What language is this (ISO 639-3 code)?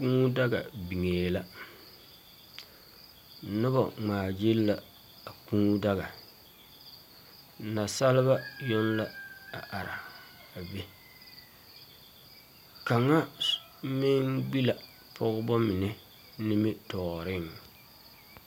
dga